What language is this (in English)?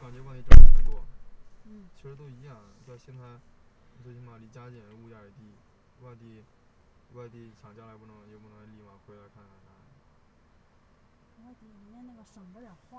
Chinese